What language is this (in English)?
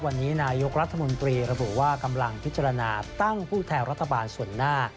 Thai